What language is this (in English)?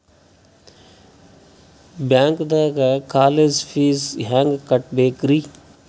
Kannada